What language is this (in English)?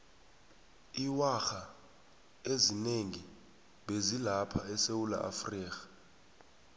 South Ndebele